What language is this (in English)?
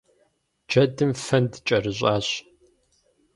Kabardian